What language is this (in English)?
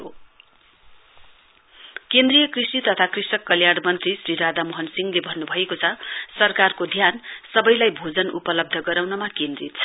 Nepali